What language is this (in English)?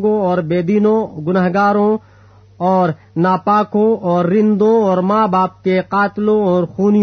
Urdu